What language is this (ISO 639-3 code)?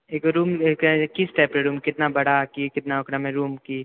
mai